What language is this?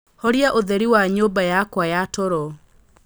Kikuyu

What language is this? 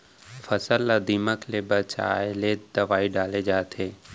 Chhattisgarhi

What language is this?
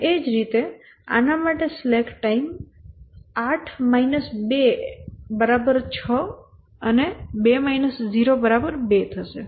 Gujarati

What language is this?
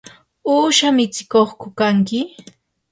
Yanahuanca Pasco Quechua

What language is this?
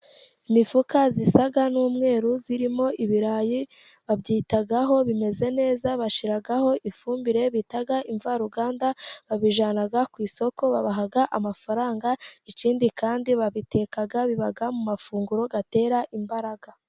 Kinyarwanda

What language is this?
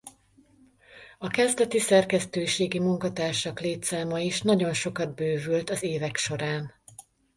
Hungarian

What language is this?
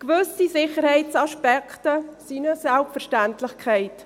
Swiss German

